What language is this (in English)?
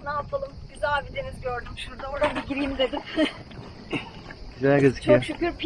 Turkish